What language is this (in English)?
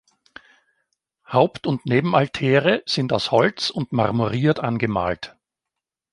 German